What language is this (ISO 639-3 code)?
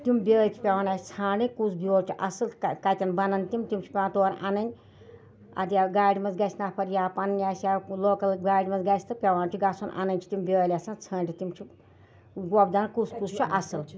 kas